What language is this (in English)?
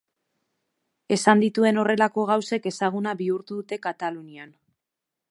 Basque